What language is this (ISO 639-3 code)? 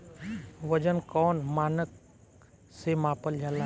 bho